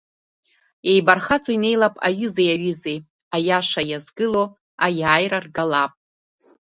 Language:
Abkhazian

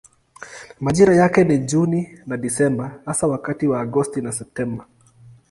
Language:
Swahili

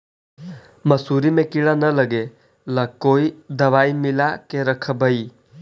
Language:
Magahi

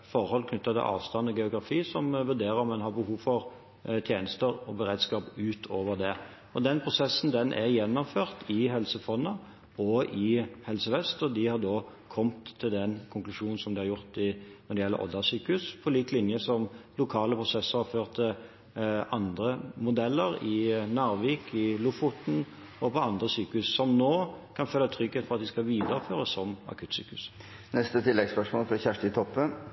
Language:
Norwegian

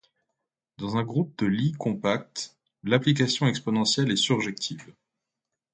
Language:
French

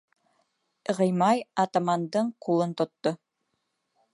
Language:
Bashkir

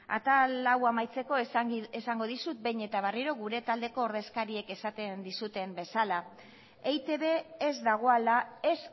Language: Basque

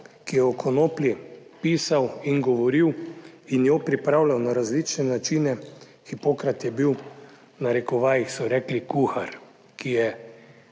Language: Slovenian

